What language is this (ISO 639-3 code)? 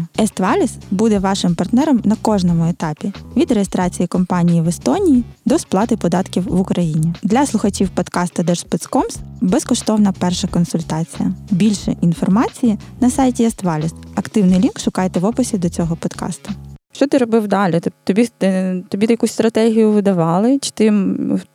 ukr